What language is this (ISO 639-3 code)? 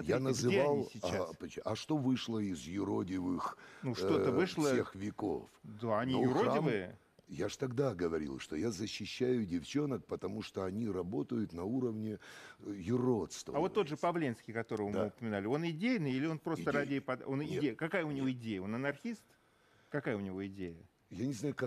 rus